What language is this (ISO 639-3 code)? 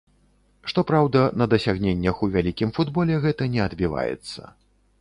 bel